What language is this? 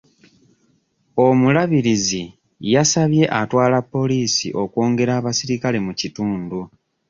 Ganda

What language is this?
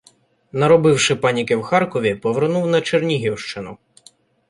Ukrainian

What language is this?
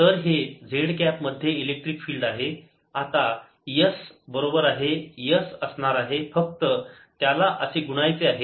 Marathi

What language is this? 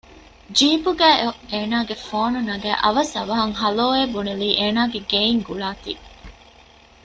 Divehi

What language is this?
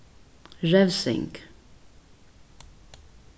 Faroese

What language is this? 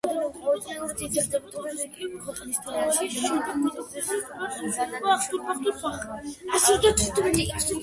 Georgian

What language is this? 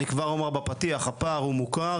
Hebrew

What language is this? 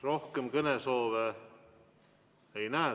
Estonian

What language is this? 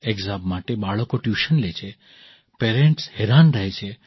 Gujarati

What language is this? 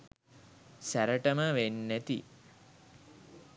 Sinhala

